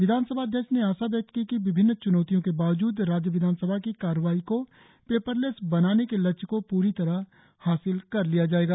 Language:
Hindi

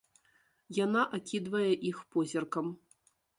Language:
Belarusian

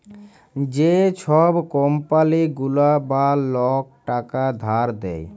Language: Bangla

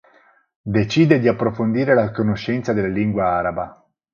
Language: Italian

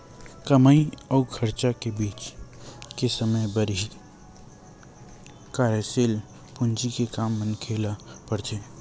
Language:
Chhattisgarhi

